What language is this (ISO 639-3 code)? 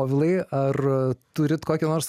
lit